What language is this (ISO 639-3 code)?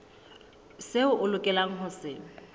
sot